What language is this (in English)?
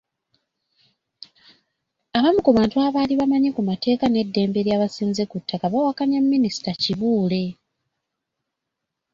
Ganda